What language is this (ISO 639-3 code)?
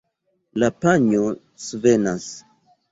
epo